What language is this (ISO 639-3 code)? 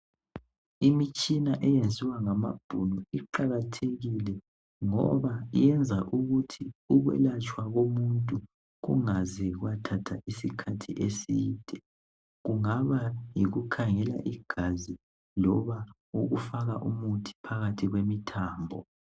nde